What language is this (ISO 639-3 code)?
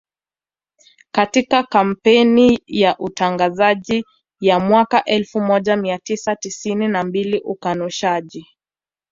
swa